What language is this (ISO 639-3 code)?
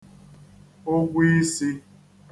ibo